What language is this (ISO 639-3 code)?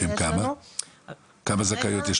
heb